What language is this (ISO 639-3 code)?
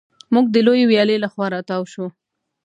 pus